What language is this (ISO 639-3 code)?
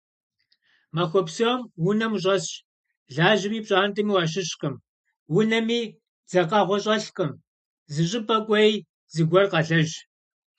kbd